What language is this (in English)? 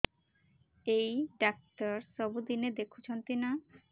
Odia